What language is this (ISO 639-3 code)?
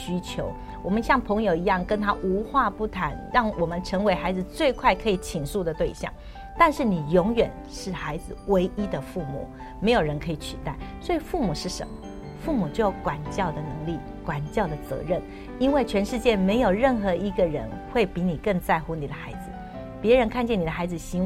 zho